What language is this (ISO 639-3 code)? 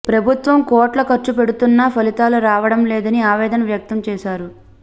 tel